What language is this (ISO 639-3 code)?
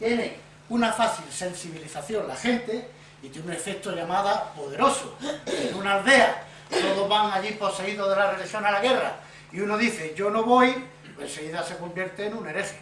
spa